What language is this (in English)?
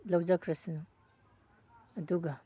Manipuri